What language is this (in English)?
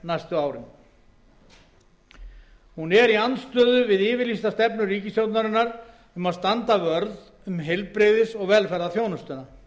Icelandic